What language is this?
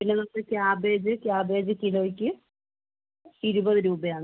Malayalam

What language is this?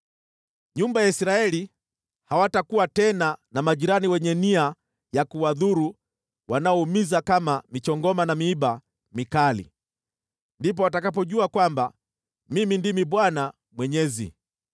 Swahili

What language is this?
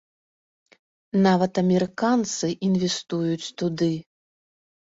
Belarusian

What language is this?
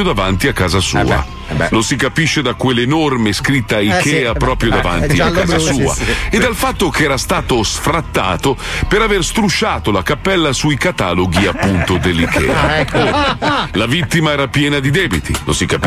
Italian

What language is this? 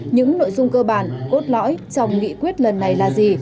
Vietnamese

